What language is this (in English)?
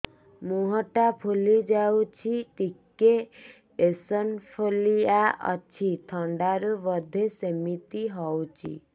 Odia